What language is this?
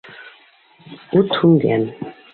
Bashkir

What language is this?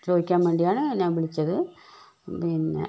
Malayalam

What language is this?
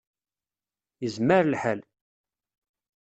Kabyle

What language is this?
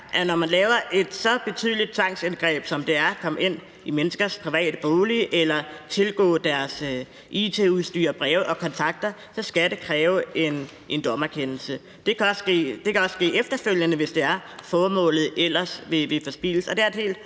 Danish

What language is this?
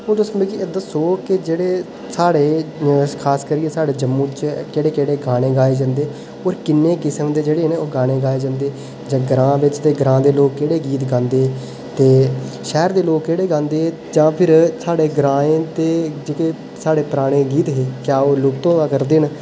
Dogri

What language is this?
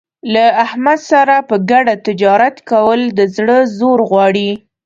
Pashto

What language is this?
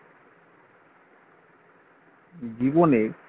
Bangla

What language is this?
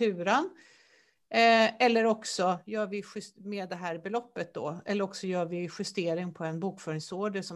Swedish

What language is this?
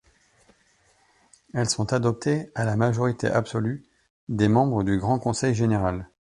French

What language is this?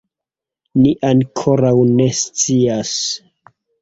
Esperanto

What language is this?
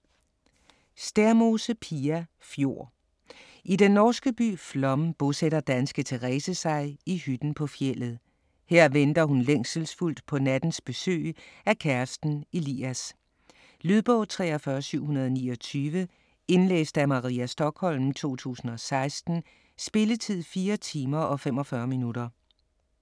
Danish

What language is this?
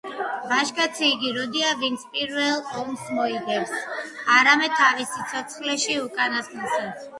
Georgian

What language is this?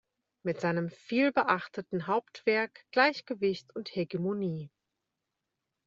German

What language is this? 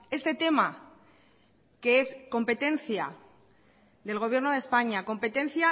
Spanish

